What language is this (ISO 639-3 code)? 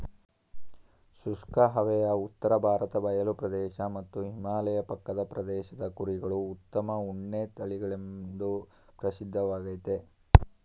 kan